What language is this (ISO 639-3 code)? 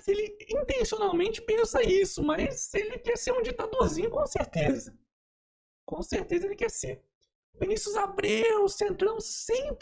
por